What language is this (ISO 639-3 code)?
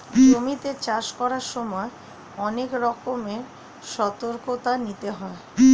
ben